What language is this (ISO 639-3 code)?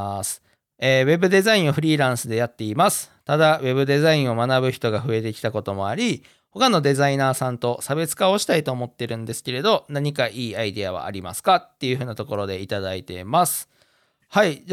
jpn